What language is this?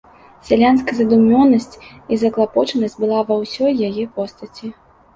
Belarusian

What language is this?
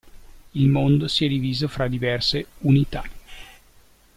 Italian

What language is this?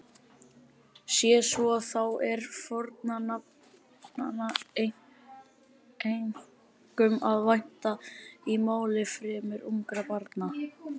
Icelandic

